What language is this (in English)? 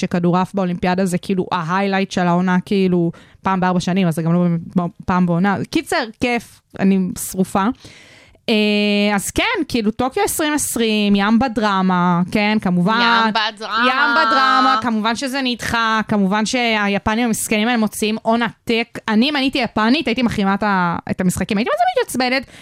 Hebrew